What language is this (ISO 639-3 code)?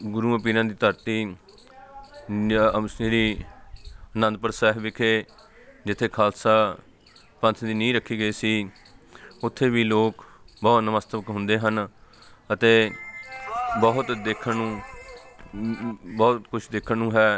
pan